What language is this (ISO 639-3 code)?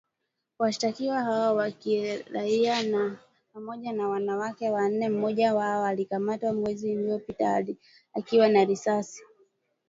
swa